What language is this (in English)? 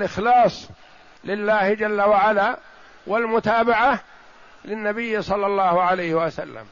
Arabic